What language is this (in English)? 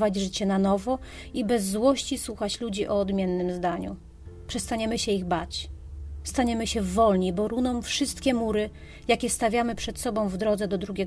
Polish